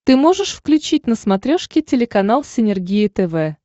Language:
Russian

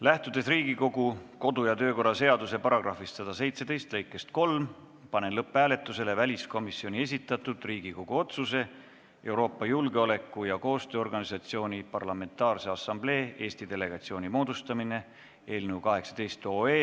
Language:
Estonian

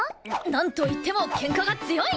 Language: Japanese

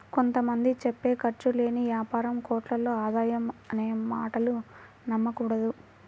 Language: Telugu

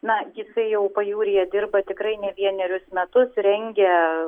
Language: Lithuanian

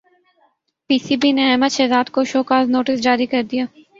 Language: Urdu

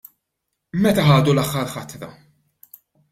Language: Maltese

